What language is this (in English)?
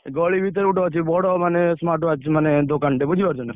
Odia